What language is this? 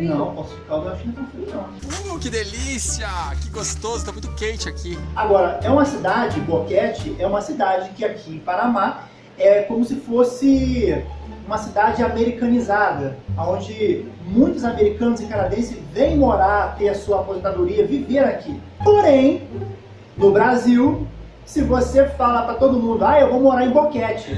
Portuguese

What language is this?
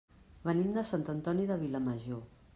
Catalan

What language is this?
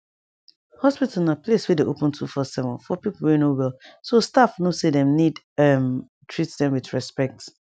Nigerian Pidgin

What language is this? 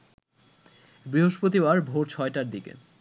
Bangla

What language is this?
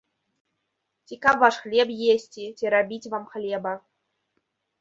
Belarusian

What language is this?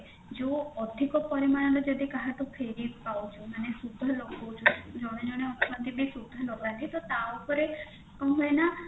Odia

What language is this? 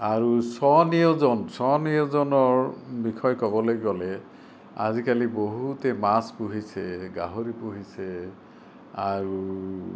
Assamese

